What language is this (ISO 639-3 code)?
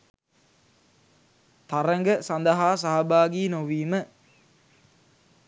sin